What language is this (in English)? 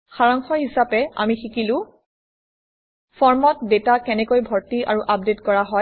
Assamese